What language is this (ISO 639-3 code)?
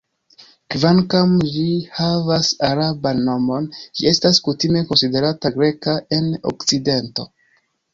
epo